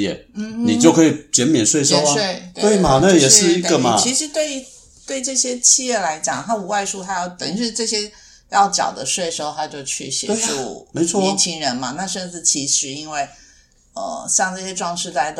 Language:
Chinese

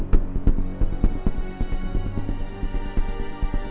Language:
Indonesian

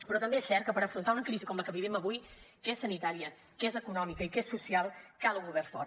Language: Catalan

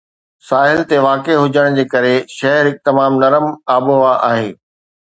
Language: Sindhi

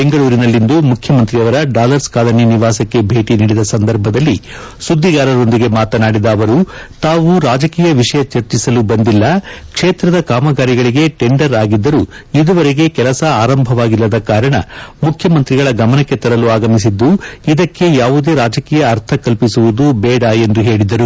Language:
Kannada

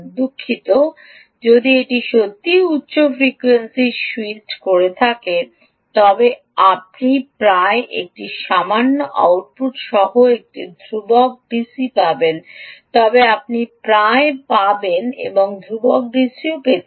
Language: Bangla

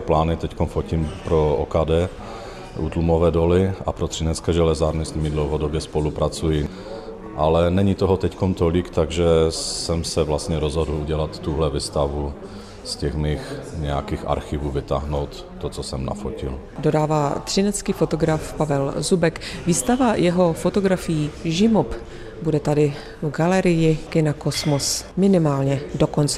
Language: Czech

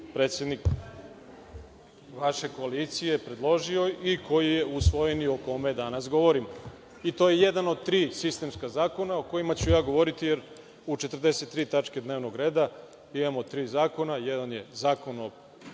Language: Serbian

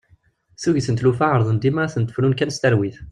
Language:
Kabyle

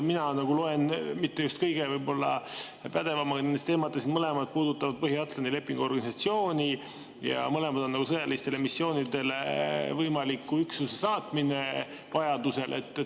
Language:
Estonian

